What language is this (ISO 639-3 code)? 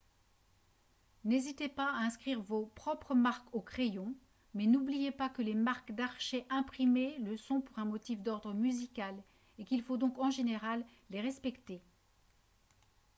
fra